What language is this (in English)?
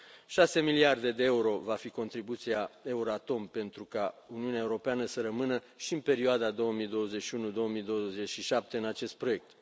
Romanian